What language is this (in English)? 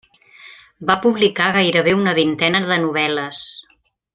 Catalan